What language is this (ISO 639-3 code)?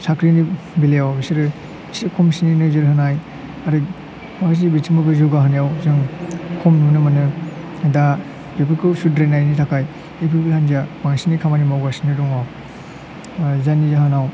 brx